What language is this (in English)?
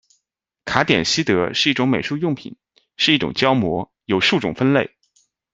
Chinese